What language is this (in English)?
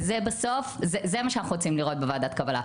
Hebrew